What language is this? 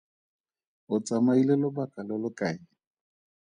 Tswana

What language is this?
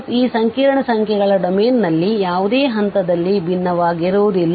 Kannada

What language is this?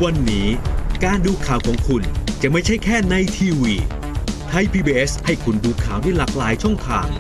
Thai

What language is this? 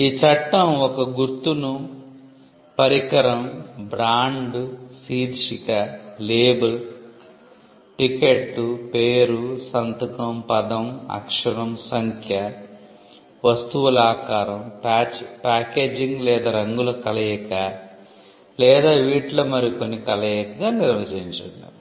Telugu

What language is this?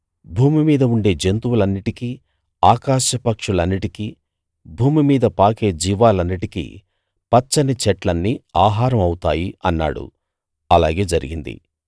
Telugu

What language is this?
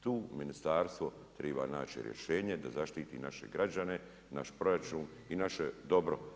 Croatian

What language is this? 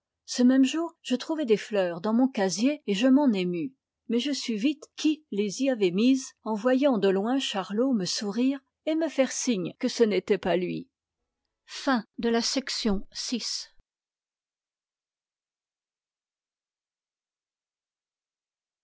French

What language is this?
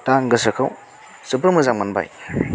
Bodo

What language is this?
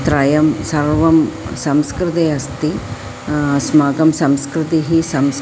Sanskrit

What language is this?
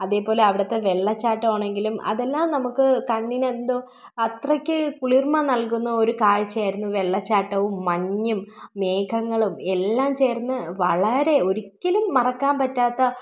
Malayalam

